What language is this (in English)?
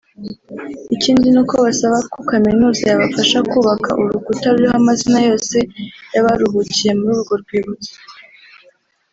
Kinyarwanda